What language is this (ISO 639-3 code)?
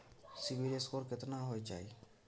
mai